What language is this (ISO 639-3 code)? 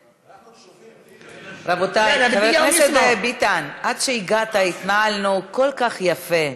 heb